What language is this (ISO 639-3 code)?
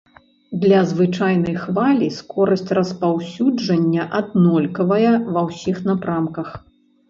bel